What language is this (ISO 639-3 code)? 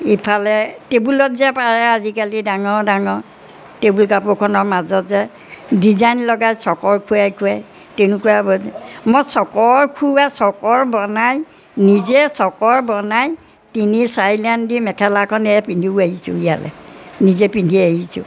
asm